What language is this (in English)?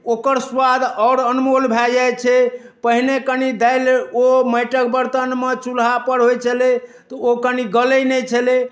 Maithili